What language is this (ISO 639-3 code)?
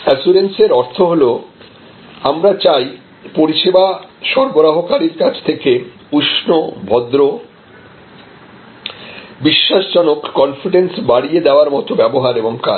ben